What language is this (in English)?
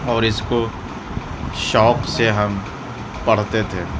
Urdu